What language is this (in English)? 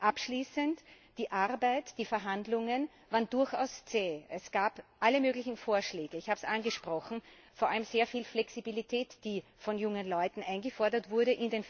German